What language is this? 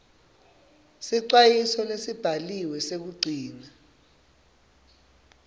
Swati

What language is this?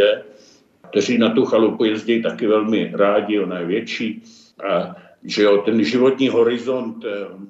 Czech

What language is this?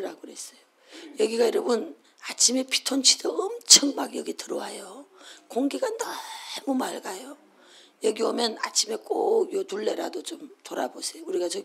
Korean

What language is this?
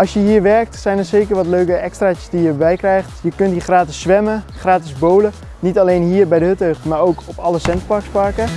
Dutch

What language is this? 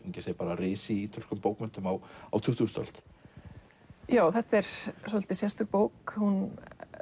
Icelandic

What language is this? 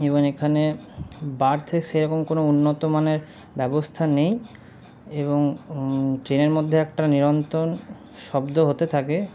Bangla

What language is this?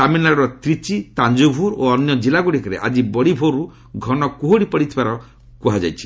Odia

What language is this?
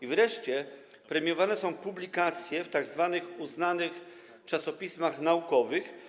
Polish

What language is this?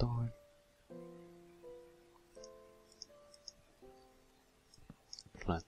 Finnish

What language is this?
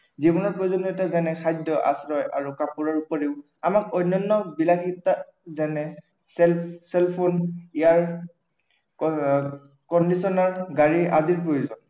Assamese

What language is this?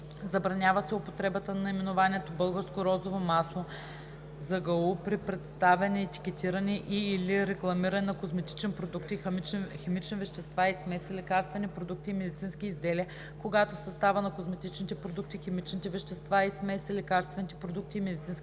Bulgarian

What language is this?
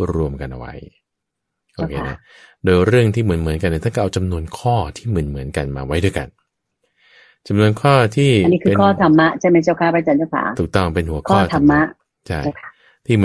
Thai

